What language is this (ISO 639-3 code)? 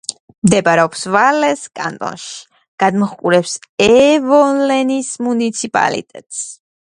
kat